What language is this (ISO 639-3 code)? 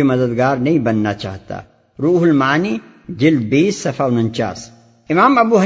urd